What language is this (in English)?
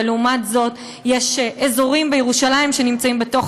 Hebrew